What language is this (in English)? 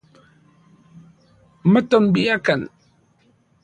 Central Puebla Nahuatl